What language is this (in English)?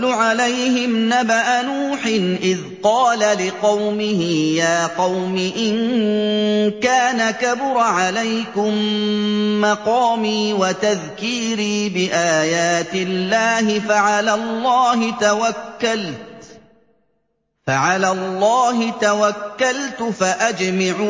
Arabic